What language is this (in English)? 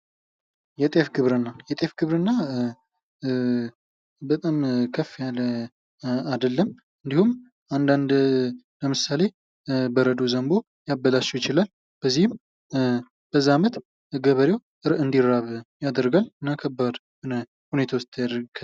Amharic